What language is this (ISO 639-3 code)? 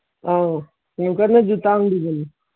mni